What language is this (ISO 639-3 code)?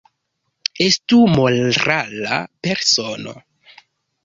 epo